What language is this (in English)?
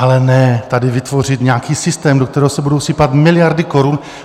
Czech